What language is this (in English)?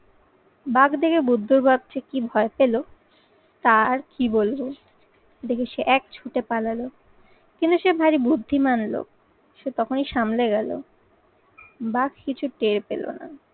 Bangla